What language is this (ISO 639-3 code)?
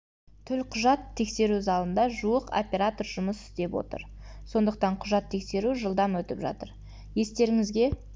kaz